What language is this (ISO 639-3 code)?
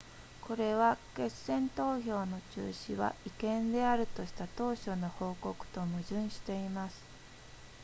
jpn